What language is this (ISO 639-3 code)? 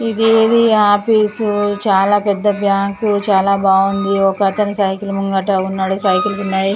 tel